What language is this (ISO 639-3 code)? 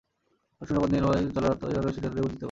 ben